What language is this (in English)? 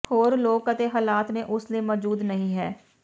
Punjabi